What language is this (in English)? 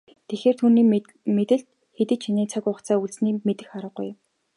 Mongolian